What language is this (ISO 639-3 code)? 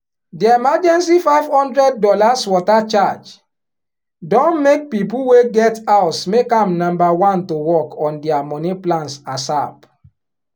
pcm